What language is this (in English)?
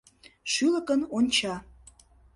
Mari